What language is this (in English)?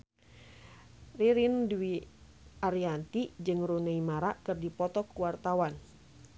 Sundanese